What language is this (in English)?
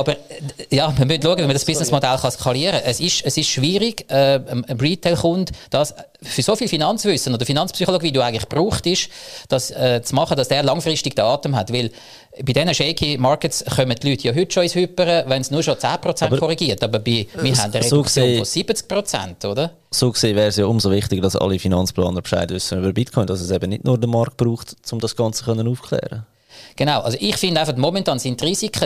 German